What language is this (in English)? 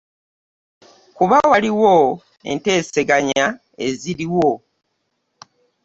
Ganda